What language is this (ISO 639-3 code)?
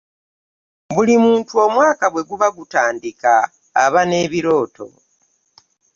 lug